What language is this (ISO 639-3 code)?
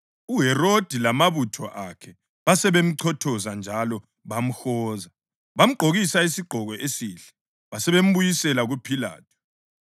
nde